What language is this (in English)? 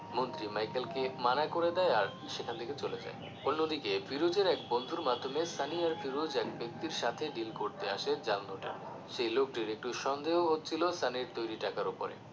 Bangla